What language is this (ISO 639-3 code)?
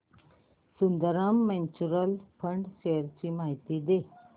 mar